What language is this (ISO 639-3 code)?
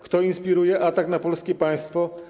pol